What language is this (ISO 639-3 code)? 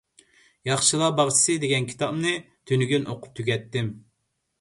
uig